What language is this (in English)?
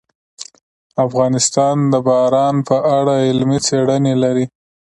Pashto